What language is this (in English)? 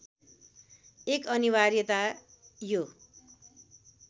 Nepali